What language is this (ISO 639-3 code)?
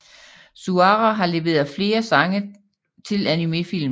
dan